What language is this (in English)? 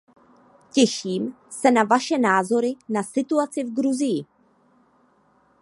Czech